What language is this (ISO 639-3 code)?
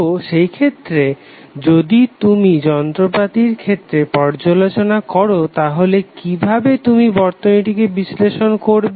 ben